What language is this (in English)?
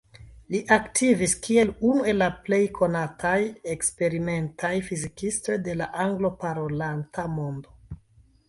Esperanto